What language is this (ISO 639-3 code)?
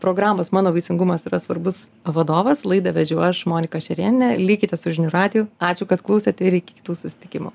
lit